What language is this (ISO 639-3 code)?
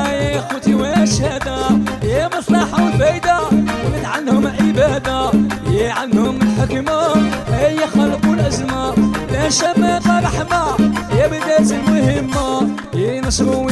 ara